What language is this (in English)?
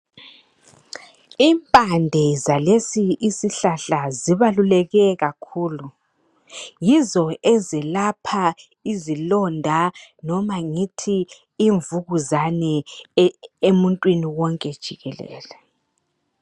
North Ndebele